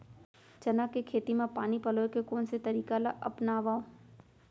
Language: Chhattisgarhi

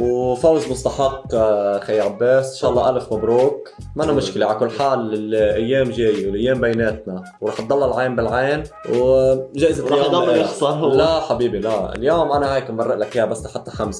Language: Arabic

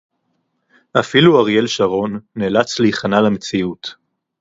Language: Hebrew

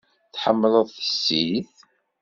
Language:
Kabyle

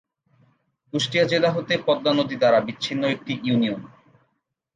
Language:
Bangla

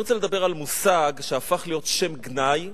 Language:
Hebrew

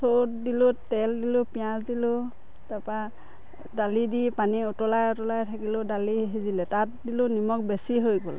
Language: Assamese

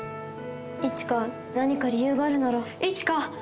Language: Japanese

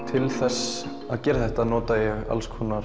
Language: Icelandic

